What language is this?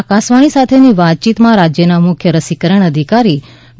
Gujarati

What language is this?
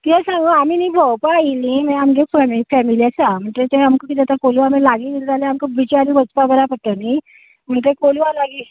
Konkani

